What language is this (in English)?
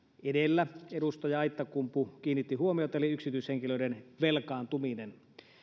Finnish